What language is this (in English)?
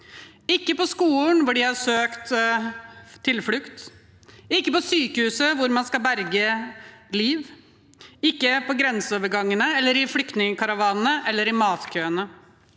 Norwegian